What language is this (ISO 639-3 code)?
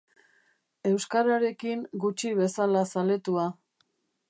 eus